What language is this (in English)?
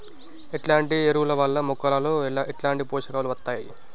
Telugu